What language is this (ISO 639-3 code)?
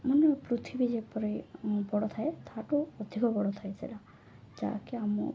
ori